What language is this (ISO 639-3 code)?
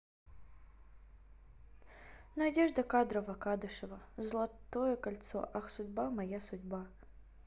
rus